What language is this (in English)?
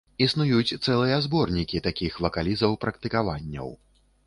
Belarusian